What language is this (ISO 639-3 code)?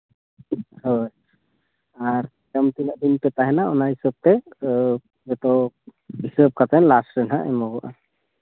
sat